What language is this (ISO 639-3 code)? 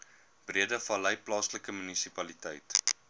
afr